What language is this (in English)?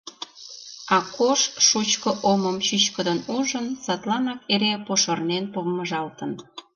Mari